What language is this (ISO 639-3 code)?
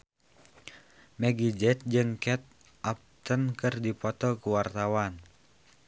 sun